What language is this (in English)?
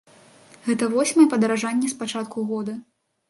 Belarusian